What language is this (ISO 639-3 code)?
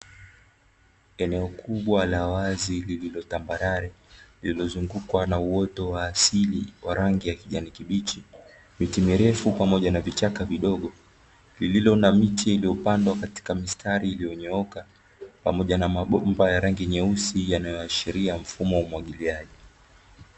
swa